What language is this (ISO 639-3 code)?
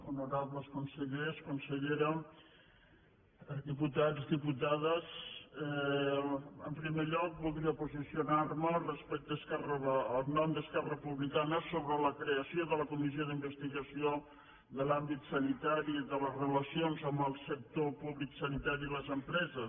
cat